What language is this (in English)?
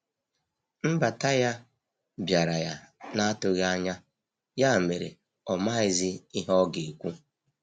Igbo